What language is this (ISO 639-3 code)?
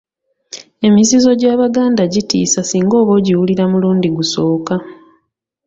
lug